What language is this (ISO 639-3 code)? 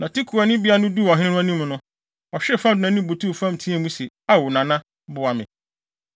aka